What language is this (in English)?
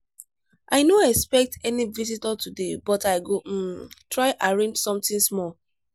Nigerian Pidgin